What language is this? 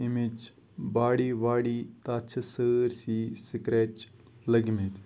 Kashmiri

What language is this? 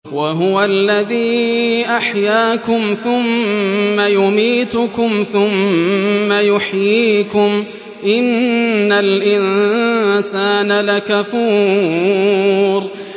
Arabic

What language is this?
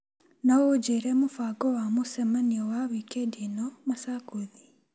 Kikuyu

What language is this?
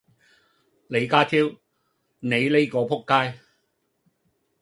Cantonese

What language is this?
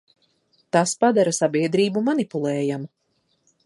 Latvian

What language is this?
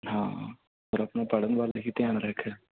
Punjabi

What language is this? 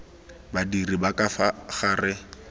Tswana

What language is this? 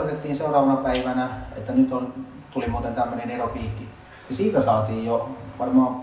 Finnish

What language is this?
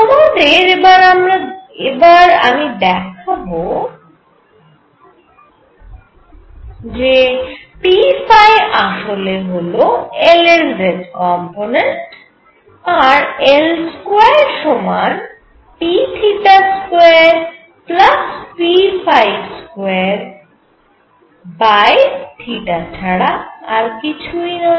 Bangla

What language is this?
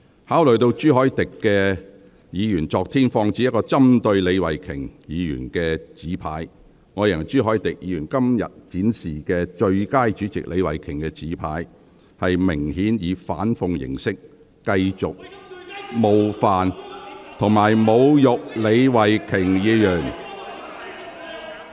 Cantonese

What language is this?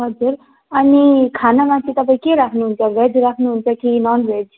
Nepali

